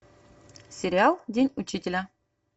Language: Russian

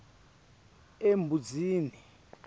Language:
Swati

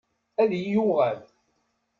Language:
Kabyle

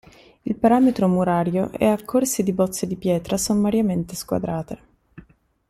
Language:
Italian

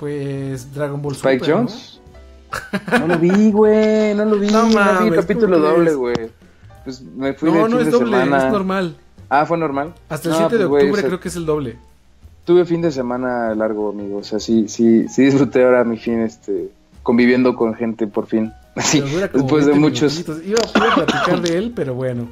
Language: Spanish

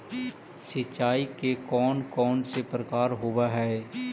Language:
Magahi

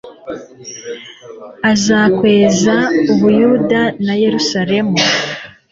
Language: Kinyarwanda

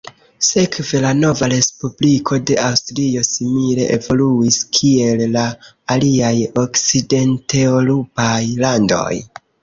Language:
Esperanto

